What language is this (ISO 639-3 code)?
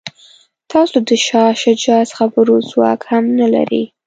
pus